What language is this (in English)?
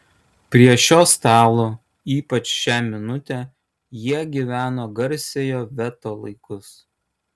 Lithuanian